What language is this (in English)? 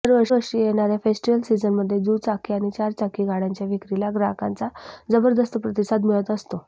Marathi